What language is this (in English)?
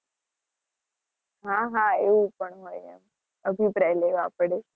Gujarati